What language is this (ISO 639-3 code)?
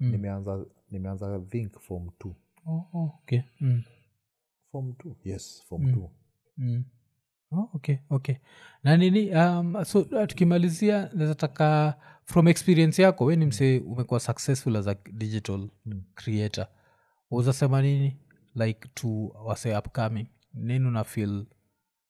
swa